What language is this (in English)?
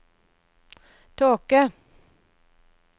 Norwegian